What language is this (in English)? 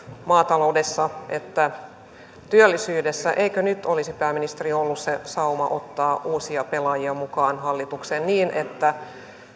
Finnish